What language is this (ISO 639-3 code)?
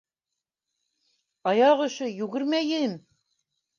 bak